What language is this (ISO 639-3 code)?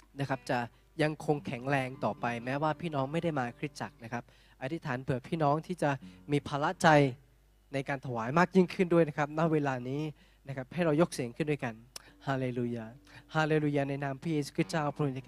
tha